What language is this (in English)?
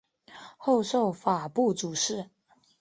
Chinese